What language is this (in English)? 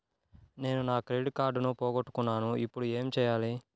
Telugu